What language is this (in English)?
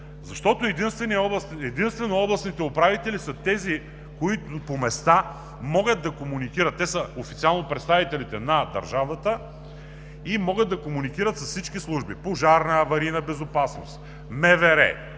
Bulgarian